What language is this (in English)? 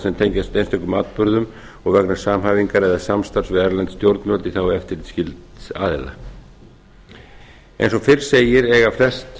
Icelandic